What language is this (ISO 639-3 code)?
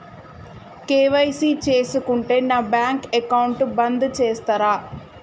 tel